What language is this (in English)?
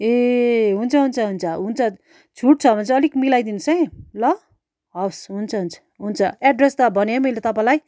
Nepali